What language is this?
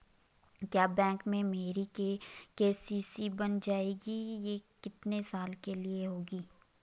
Hindi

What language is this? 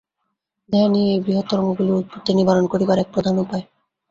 Bangla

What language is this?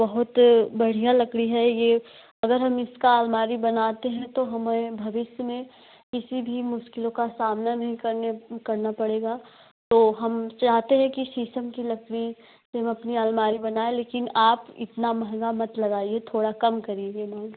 Hindi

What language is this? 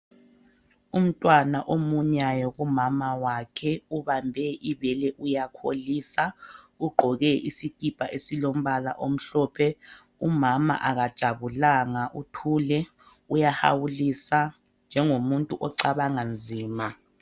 North Ndebele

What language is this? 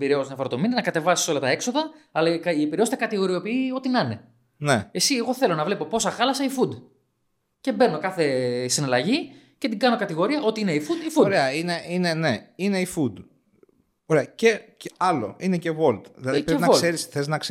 Greek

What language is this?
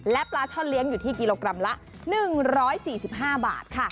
Thai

